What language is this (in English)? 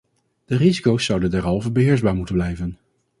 Dutch